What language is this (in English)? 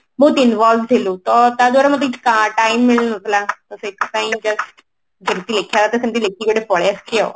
Odia